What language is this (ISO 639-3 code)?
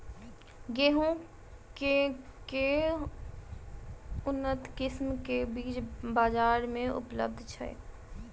mai